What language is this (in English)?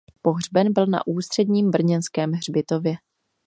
Czech